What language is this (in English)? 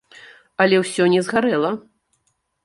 Belarusian